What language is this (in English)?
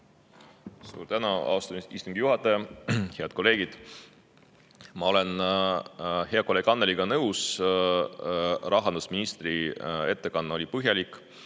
Estonian